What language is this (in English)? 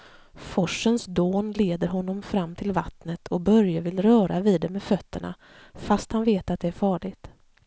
Swedish